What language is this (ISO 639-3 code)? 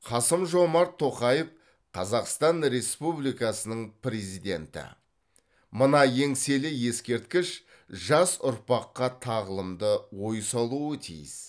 kaz